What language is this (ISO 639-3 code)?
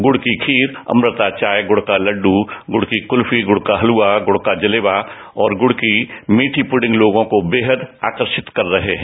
hin